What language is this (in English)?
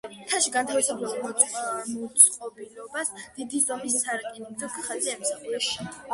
Georgian